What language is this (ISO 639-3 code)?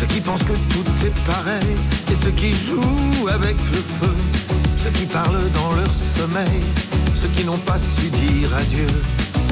fra